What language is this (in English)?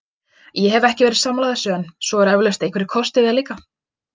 Icelandic